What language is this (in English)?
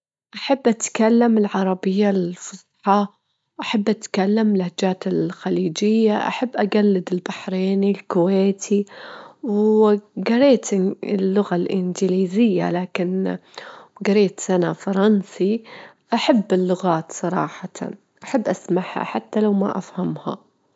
Gulf Arabic